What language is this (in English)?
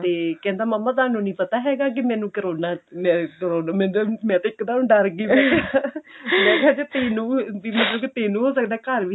Punjabi